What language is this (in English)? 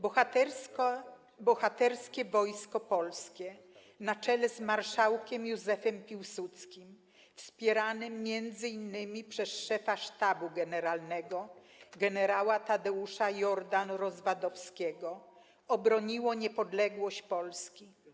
Polish